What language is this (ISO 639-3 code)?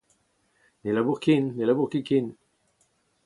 bre